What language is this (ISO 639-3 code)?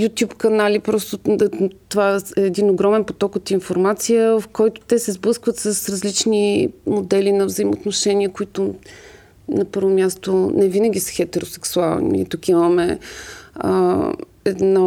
bul